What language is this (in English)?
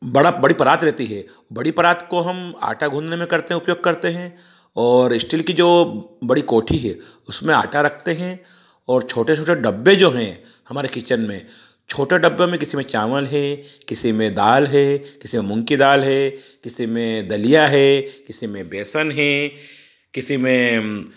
Hindi